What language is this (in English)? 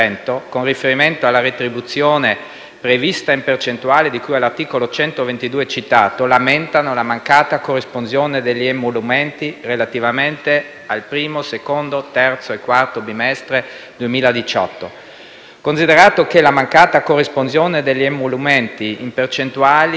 Italian